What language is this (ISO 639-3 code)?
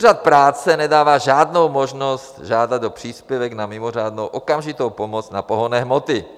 ces